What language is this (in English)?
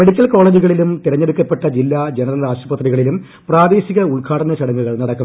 Malayalam